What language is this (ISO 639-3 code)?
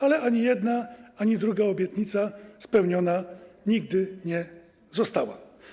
pol